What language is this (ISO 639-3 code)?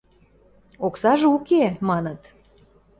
mrj